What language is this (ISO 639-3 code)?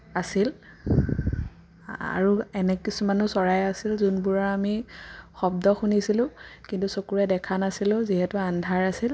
asm